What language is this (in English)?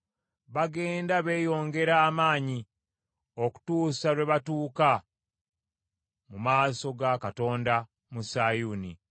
Ganda